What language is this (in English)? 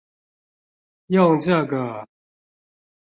Chinese